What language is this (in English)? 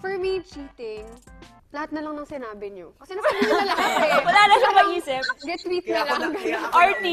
Filipino